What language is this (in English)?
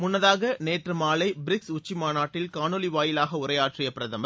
Tamil